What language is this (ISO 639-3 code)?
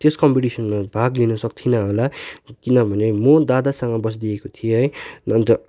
nep